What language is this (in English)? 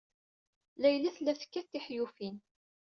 Kabyle